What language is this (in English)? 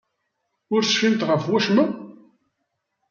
Kabyle